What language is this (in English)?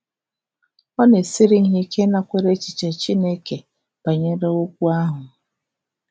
Igbo